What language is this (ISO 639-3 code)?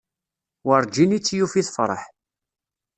kab